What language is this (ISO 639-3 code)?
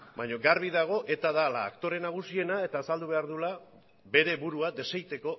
eus